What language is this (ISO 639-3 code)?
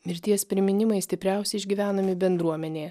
lit